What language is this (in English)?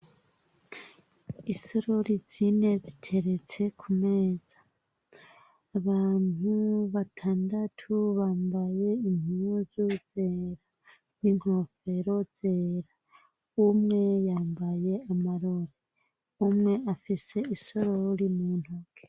Rundi